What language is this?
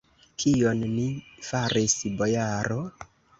Esperanto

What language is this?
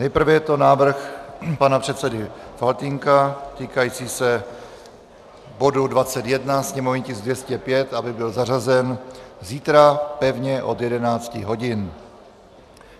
Czech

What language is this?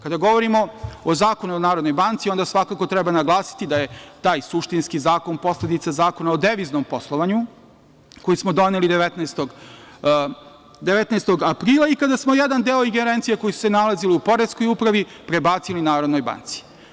Serbian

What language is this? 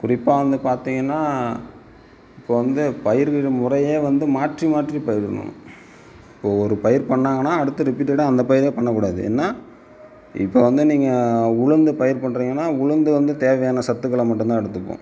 Tamil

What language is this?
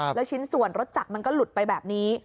Thai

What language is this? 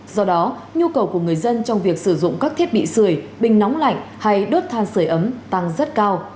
Vietnamese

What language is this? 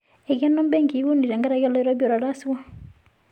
Masai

